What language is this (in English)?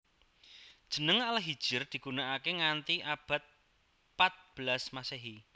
Javanese